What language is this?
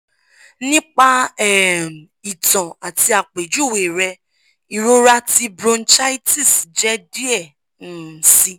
Yoruba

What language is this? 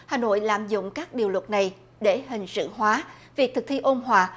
Vietnamese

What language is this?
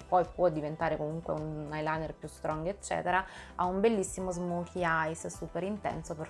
Italian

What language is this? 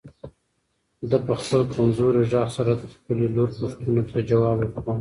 Pashto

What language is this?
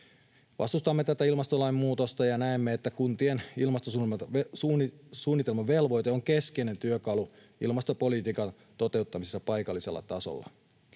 Finnish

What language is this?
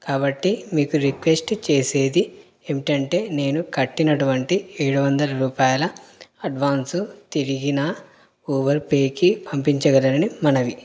Telugu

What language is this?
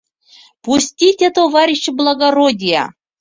Mari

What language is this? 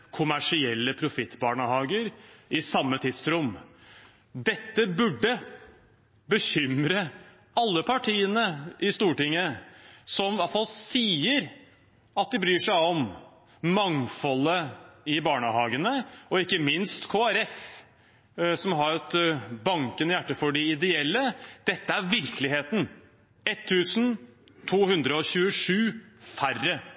Norwegian Bokmål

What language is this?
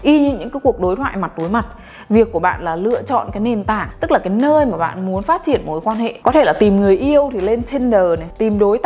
Vietnamese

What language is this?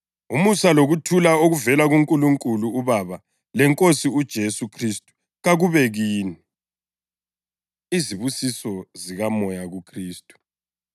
North Ndebele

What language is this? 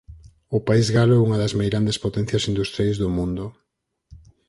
Galician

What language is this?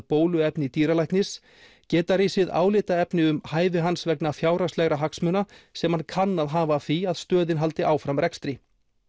Icelandic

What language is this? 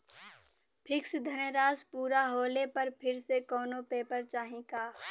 Bhojpuri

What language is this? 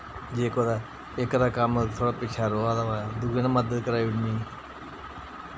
Dogri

